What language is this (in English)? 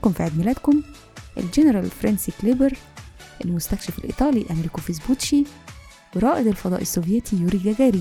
Arabic